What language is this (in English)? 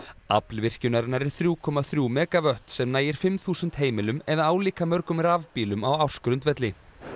Icelandic